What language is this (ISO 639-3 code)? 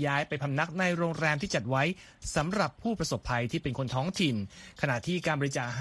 tha